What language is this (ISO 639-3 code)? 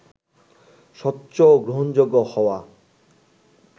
ben